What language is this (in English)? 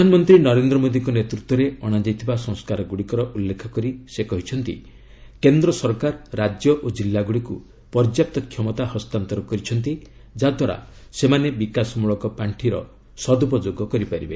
Odia